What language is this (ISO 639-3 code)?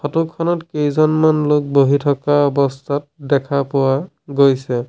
asm